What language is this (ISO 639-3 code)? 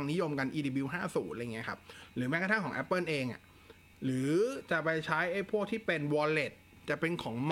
tha